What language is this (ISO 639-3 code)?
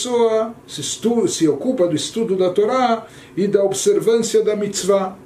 por